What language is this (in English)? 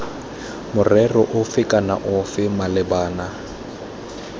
Tswana